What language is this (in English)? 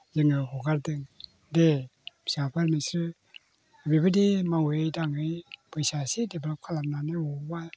Bodo